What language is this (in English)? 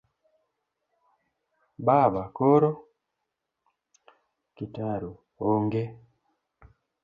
Luo (Kenya and Tanzania)